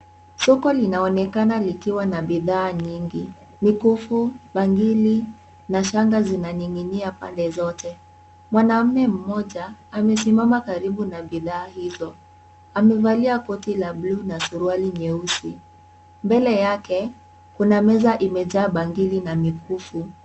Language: Swahili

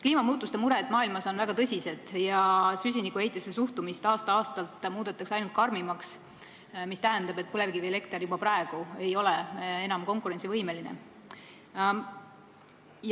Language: Estonian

